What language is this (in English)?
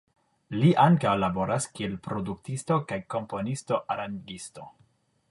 Esperanto